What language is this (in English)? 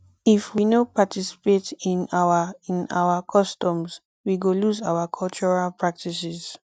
Nigerian Pidgin